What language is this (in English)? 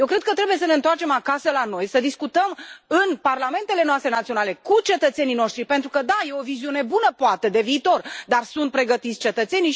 Romanian